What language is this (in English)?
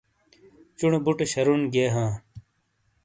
Shina